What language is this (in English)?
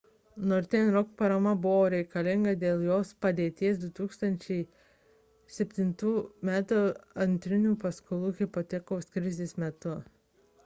Lithuanian